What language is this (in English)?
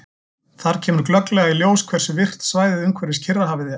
Icelandic